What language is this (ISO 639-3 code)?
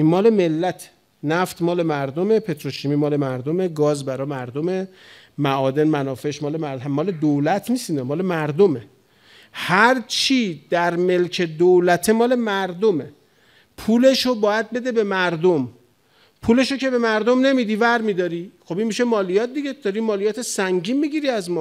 fas